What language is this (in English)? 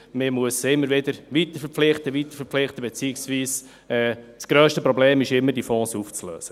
Swiss German